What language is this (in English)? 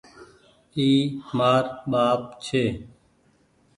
Goaria